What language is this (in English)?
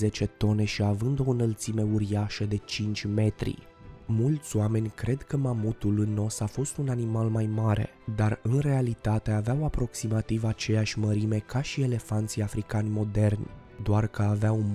Romanian